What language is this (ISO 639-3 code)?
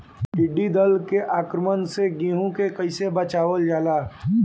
bho